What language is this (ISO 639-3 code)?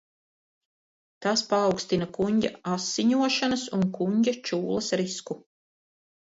lav